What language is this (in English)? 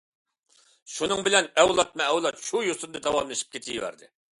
Uyghur